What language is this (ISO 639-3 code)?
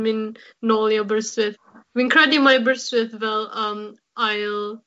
cym